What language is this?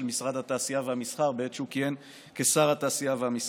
Hebrew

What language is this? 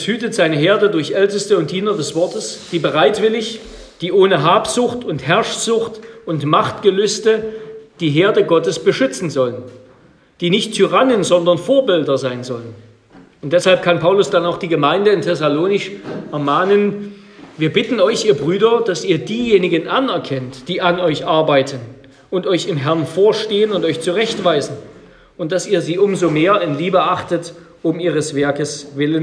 German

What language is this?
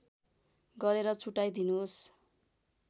Nepali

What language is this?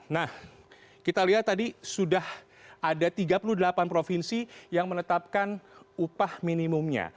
Indonesian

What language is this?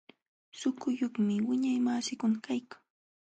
Jauja Wanca Quechua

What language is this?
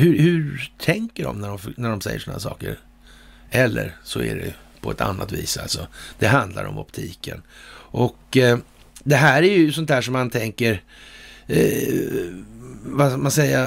Swedish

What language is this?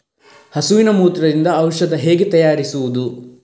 Kannada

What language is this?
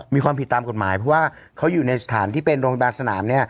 Thai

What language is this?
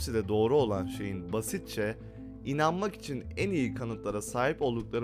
Turkish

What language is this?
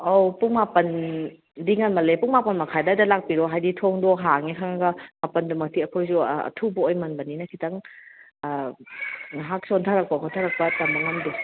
Manipuri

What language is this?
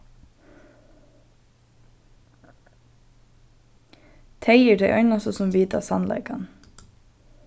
Faroese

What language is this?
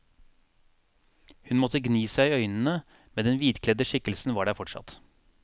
Norwegian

